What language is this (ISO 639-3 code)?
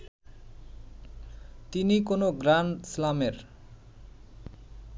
ben